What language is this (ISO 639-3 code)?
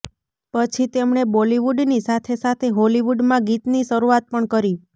guj